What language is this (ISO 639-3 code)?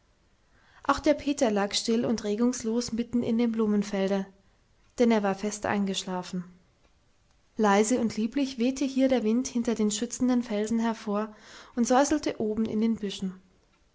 deu